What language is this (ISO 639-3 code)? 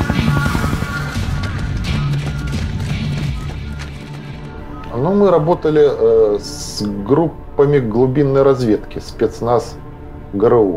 rus